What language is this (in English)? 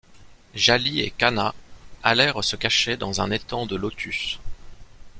French